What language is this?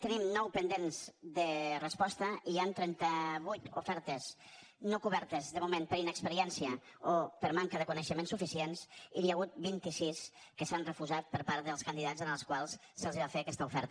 Catalan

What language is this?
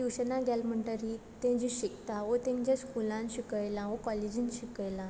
Konkani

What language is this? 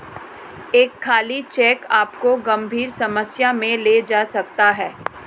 Hindi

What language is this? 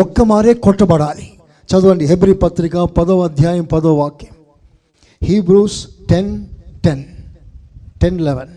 Telugu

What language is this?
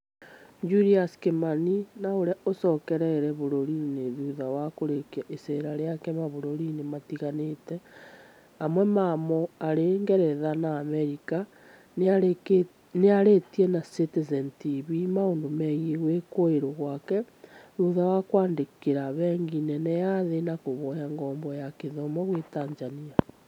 Kikuyu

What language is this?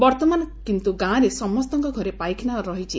Odia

